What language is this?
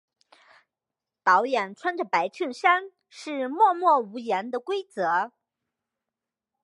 Chinese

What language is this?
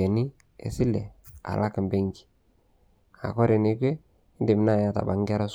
Masai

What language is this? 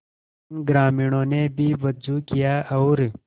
Hindi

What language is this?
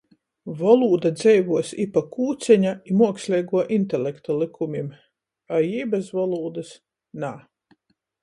Latgalian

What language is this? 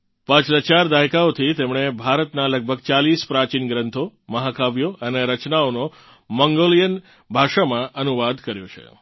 Gujarati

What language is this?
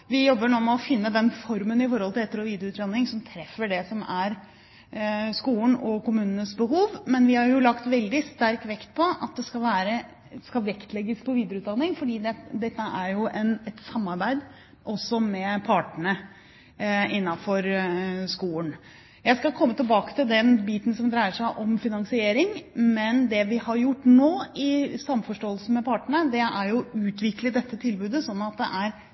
Norwegian Bokmål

